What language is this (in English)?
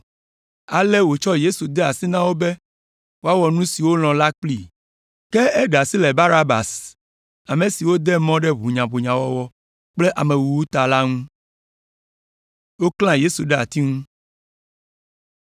Ewe